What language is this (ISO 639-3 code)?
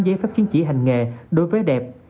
vie